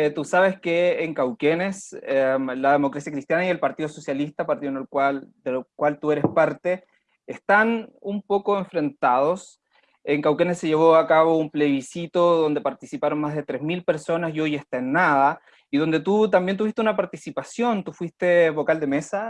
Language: Spanish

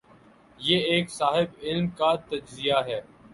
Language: Urdu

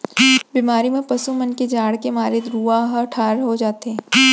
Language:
Chhattisgarhi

